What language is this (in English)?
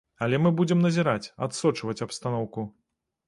Belarusian